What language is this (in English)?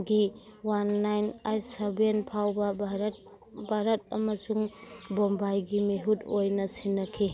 Manipuri